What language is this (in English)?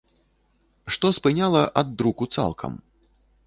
Belarusian